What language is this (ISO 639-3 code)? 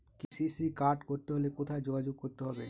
ben